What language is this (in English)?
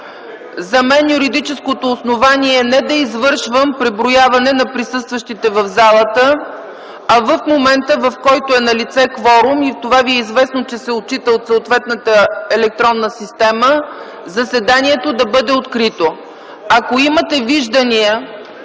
Bulgarian